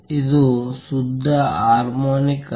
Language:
Kannada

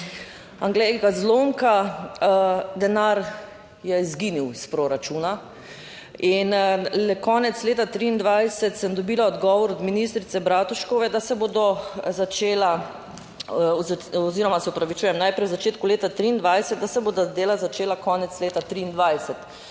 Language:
Slovenian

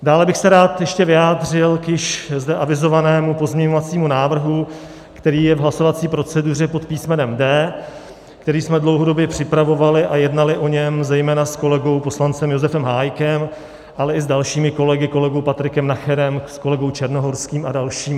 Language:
Czech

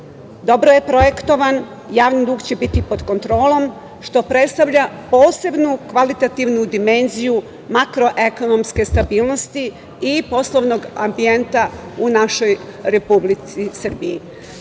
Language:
Serbian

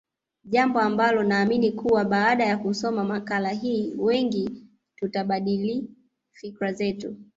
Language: Swahili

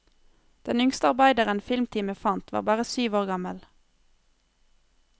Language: Norwegian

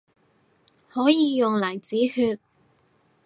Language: Cantonese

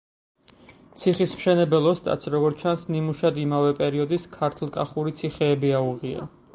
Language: Georgian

